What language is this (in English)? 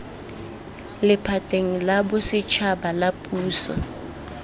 Tswana